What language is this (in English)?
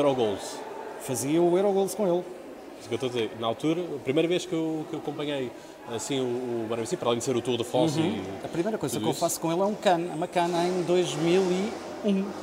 Portuguese